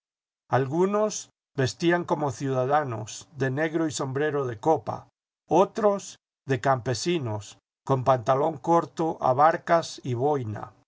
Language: Spanish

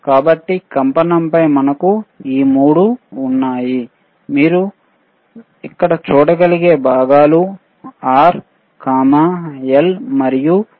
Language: Telugu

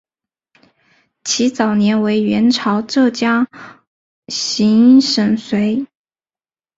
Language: Chinese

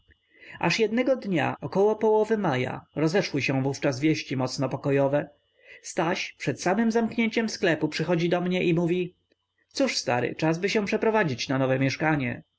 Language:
Polish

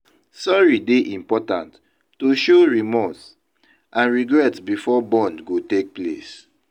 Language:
Nigerian Pidgin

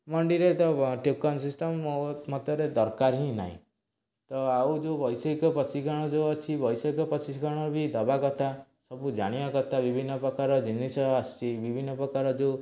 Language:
Odia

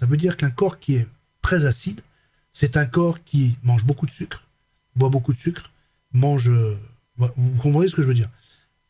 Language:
French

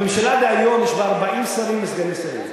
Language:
Hebrew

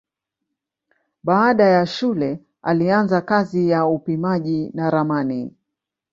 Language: Swahili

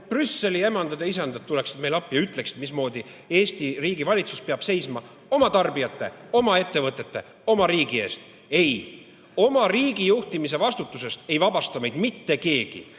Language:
Estonian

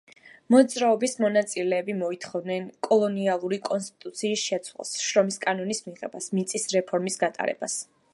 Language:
Georgian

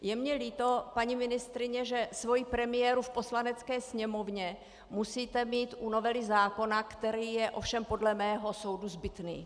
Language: Czech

